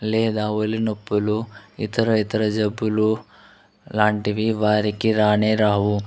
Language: Telugu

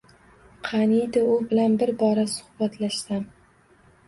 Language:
Uzbek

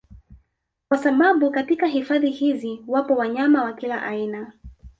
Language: Swahili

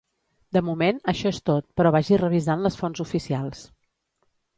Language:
Catalan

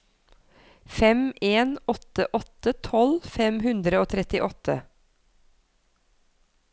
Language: Norwegian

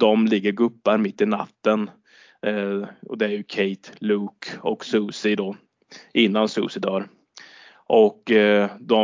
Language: Swedish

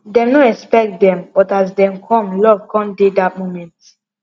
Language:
Nigerian Pidgin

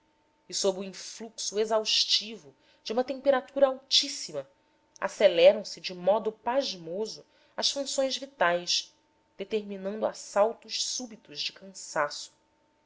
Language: Portuguese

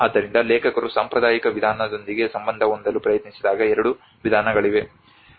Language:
Kannada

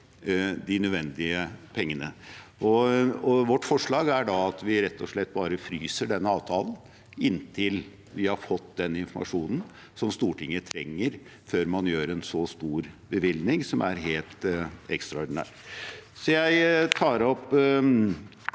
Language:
Norwegian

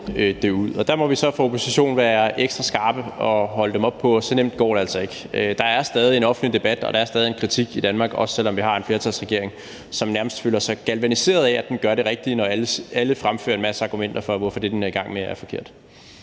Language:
Danish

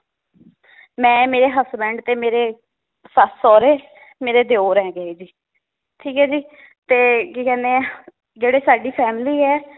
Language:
Punjabi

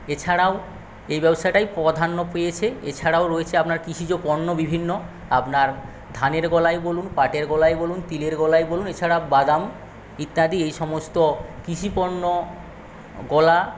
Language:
Bangla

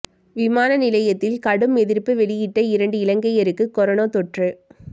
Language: Tamil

